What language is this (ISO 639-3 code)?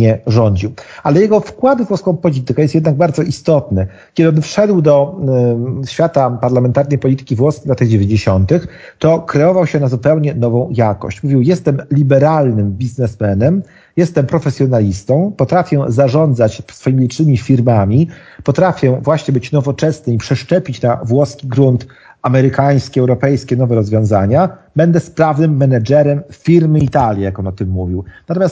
pol